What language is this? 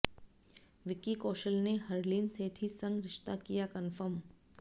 Hindi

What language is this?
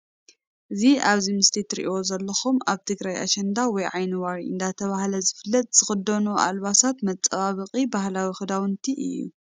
Tigrinya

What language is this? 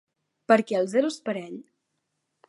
Catalan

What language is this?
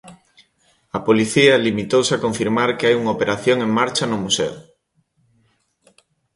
Galician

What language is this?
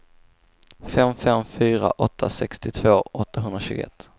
Swedish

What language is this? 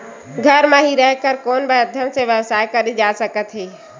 Chhattisgarhi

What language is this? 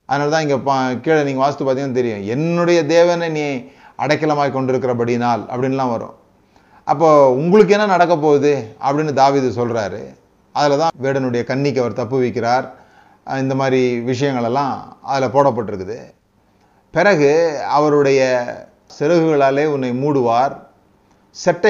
Tamil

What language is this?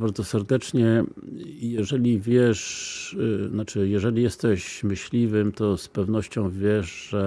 Polish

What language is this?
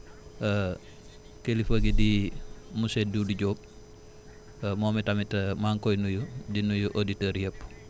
Wolof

